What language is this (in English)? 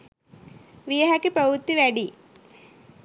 Sinhala